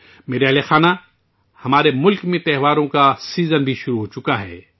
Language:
Urdu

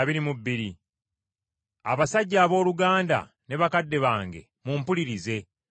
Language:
Ganda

